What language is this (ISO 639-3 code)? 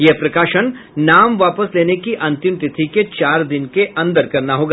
hin